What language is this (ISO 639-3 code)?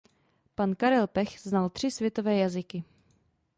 ces